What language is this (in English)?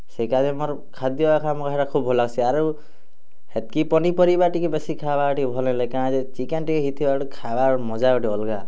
Odia